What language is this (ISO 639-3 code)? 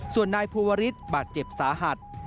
tha